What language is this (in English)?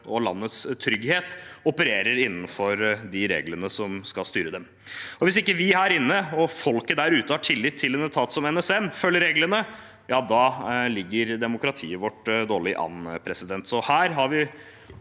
Norwegian